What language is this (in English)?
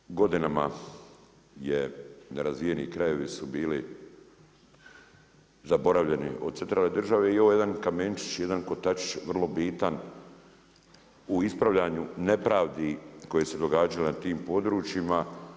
Croatian